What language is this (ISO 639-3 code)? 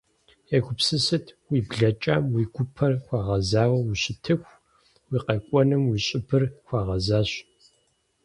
kbd